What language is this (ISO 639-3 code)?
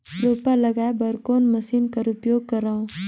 hne